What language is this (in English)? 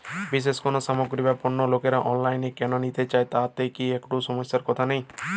Bangla